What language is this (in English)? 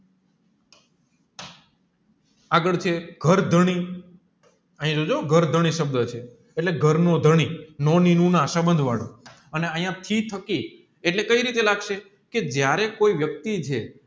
Gujarati